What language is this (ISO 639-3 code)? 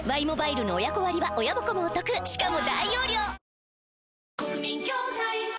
jpn